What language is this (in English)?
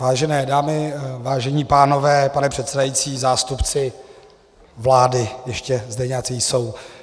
Czech